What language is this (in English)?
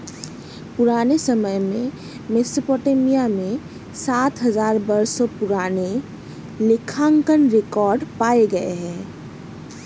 Hindi